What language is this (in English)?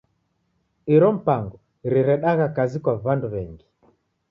Taita